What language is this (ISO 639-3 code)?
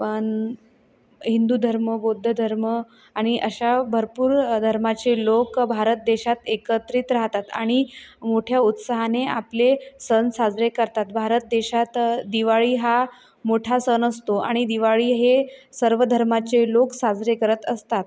mar